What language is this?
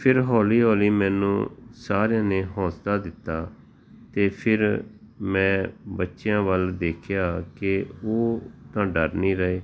Punjabi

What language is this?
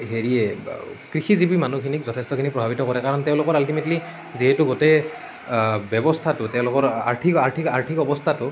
Assamese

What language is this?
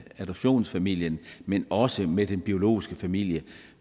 Danish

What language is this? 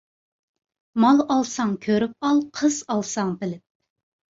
Uyghur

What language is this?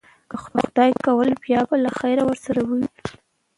Pashto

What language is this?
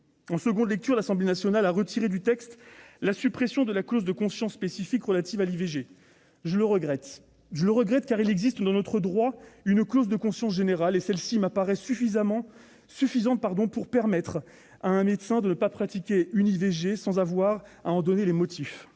French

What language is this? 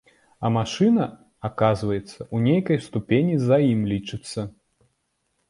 Belarusian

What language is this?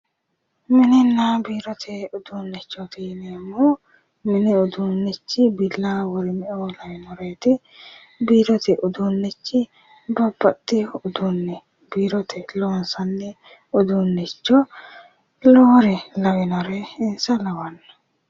Sidamo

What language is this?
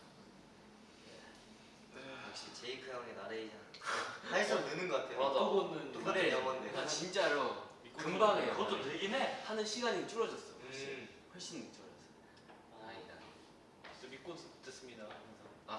Korean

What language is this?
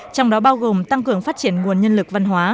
Vietnamese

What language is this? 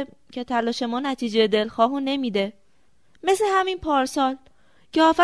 Persian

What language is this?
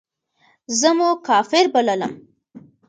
Pashto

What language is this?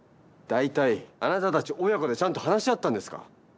Japanese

